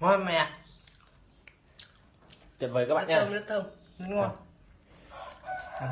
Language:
Vietnamese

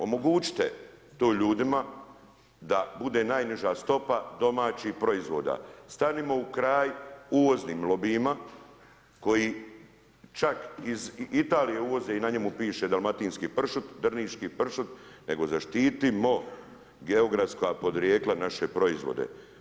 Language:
Croatian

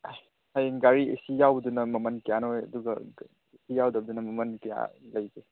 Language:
Manipuri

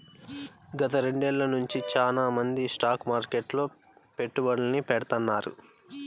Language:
Telugu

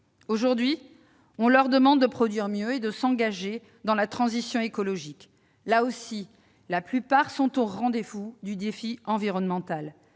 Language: French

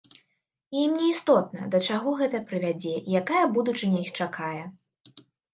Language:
Belarusian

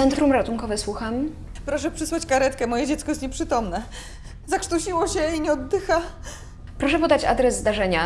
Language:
Polish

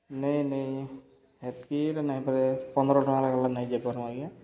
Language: Odia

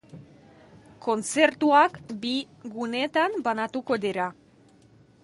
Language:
Basque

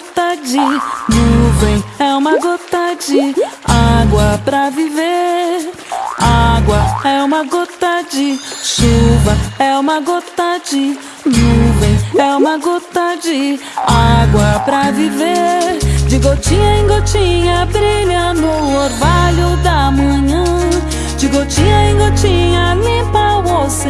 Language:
Portuguese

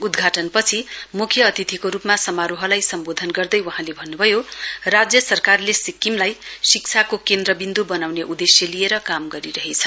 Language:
Nepali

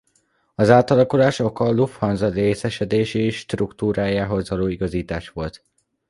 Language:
Hungarian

